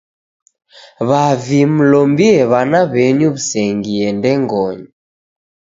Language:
Taita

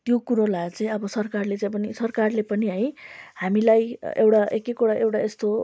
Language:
Nepali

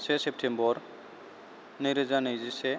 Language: Bodo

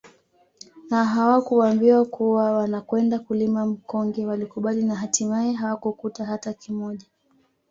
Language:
Swahili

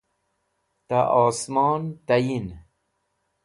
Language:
Wakhi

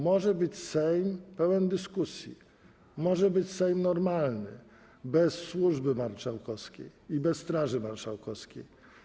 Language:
Polish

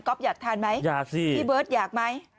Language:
Thai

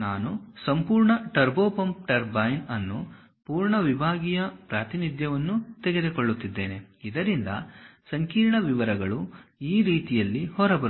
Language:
Kannada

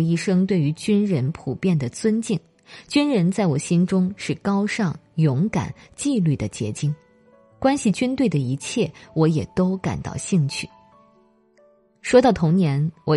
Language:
Chinese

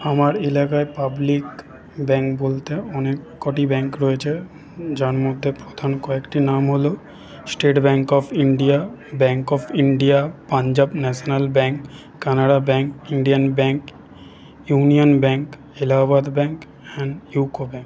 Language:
Bangla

